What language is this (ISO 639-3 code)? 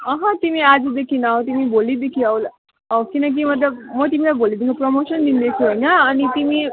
nep